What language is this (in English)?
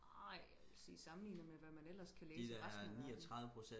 Danish